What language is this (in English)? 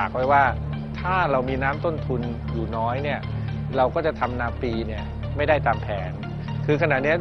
Thai